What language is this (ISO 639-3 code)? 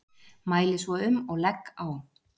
isl